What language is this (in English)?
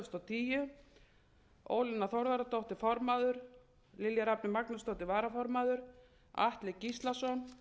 Icelandic